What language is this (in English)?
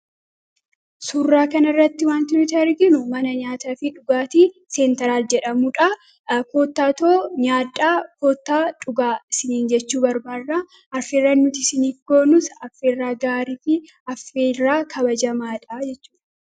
Oromo